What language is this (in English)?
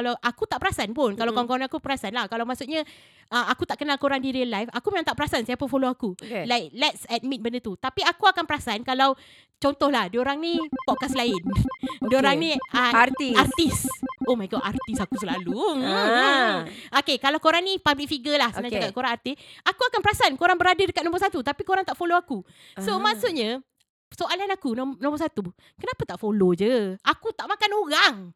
Malay